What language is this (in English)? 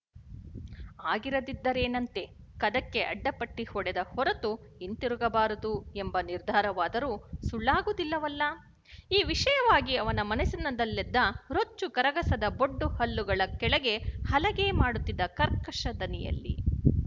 Kannada